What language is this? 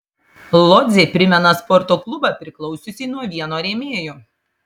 Lithuanian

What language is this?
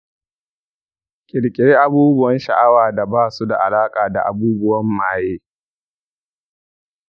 Hausa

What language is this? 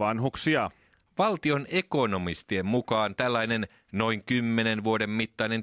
Finnish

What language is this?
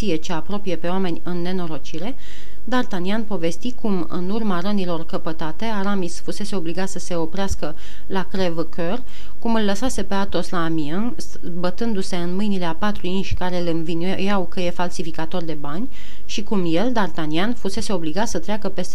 Romanian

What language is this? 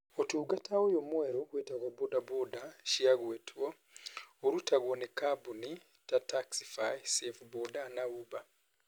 Kikuyu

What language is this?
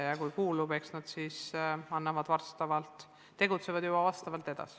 Estonian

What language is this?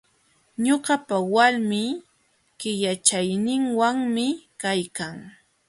Jauja Wanca Quechua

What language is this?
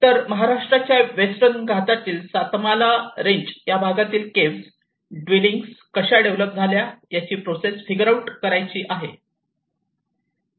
Marathi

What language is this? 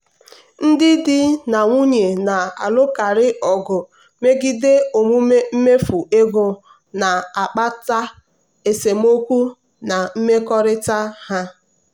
Igbo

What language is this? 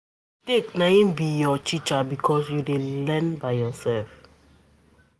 Nigerian Pidgin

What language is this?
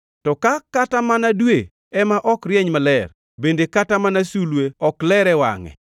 Luo (Kenya and Tanzania)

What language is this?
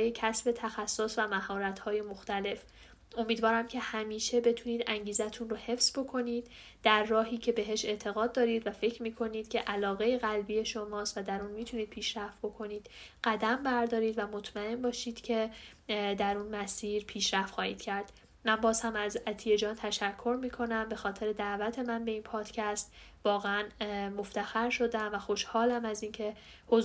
Persian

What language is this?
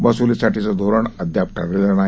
Marathi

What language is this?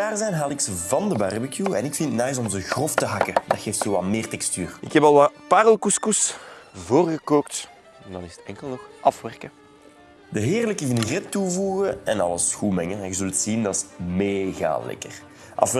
Dutch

